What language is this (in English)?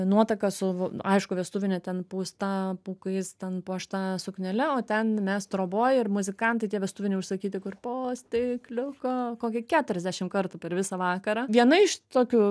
Lithuanian